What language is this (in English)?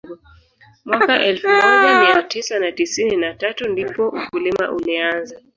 Swahili